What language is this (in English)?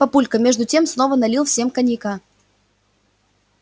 Russian